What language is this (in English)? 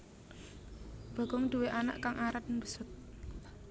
Javanese